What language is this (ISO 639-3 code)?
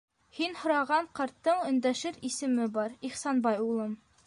bak